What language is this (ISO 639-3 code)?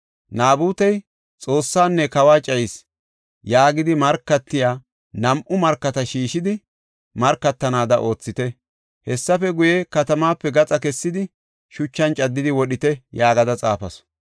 gof